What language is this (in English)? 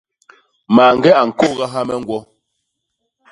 Basaa